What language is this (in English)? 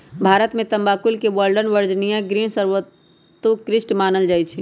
Magahi